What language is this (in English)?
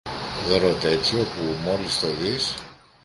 Greek